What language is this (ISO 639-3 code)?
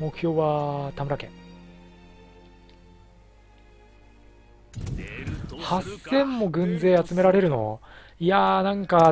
jpn